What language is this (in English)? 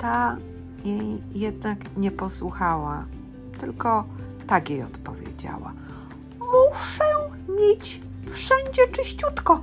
Polish